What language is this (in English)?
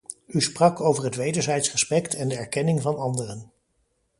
Dutch